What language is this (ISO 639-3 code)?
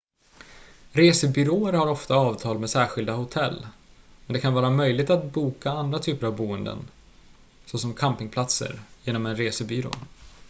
swe